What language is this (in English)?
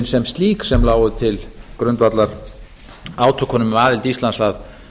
Icelandic